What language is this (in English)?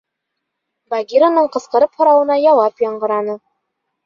Bashkir